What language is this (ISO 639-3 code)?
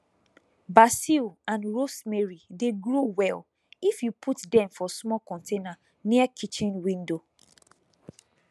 pcm